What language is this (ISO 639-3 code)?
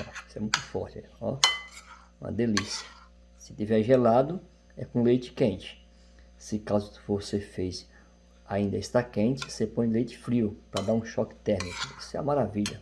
por